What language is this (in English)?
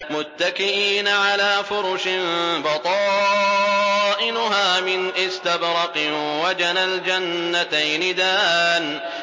Arabic